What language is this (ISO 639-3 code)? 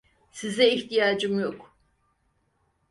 tur